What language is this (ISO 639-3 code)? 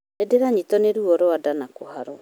kik